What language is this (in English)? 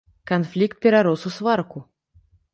Belarusian